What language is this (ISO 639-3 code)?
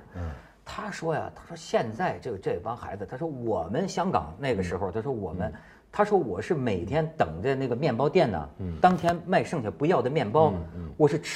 zho